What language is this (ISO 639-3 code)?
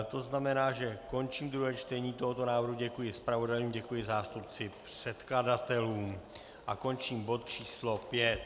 ces